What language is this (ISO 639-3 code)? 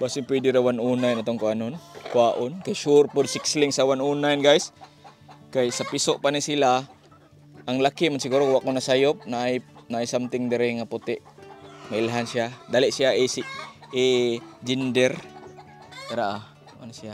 fil